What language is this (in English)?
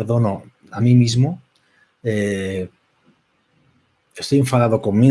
Spanish